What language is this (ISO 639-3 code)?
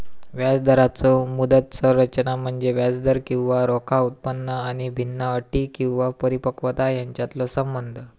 mar